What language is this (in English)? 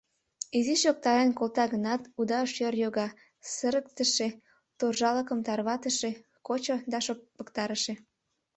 Mari